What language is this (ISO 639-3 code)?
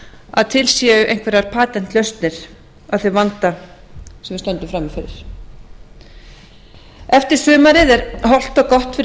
isl